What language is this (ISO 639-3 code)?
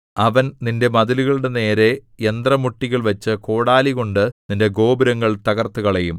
mal